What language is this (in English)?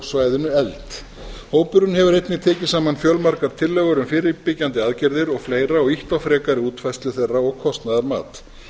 Icelandic